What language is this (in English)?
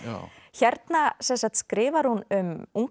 Icelandic